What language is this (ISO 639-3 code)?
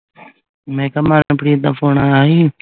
pan